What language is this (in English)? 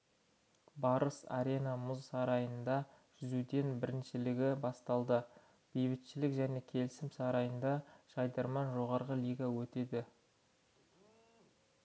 Kazakh